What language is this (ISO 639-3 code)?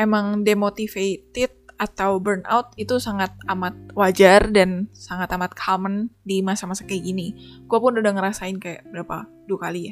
ind